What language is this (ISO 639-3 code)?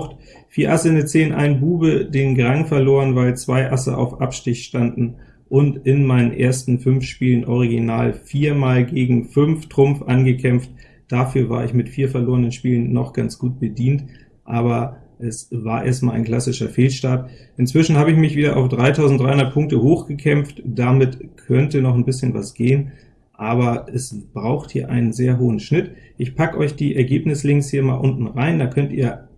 deu